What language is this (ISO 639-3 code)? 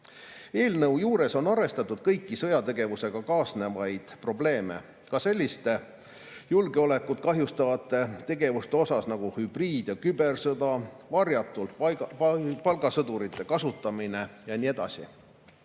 est